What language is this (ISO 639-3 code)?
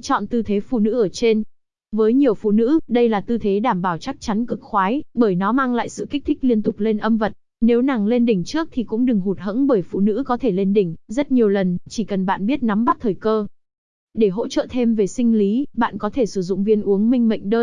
vie